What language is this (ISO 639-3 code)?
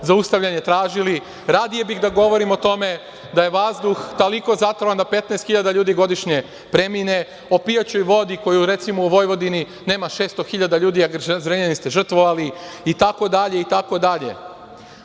srp